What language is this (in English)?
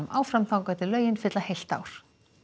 Icelandic